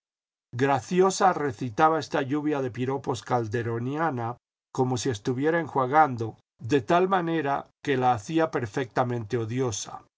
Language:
Spanish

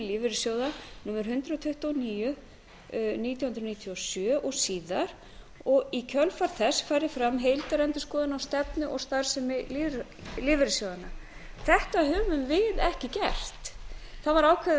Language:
Icelandic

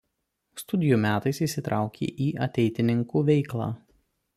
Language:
Lithuanian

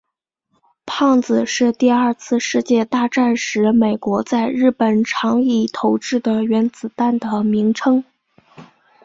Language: Chinese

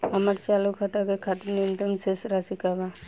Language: Bhojpuri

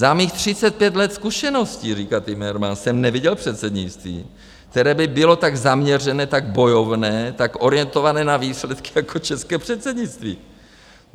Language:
Czech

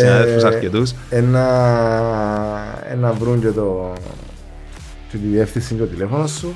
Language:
Greek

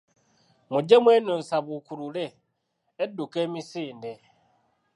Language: Ganda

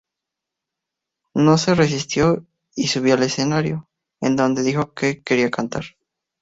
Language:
Spanish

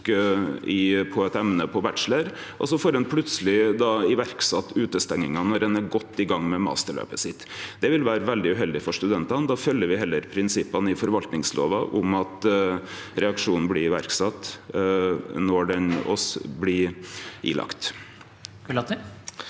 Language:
Norwegian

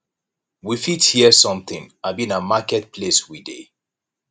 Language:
Nigerian Pidgin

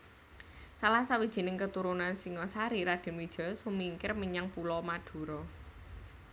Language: Javanese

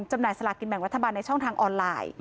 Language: Thai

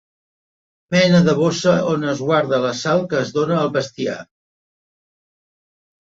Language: Catalan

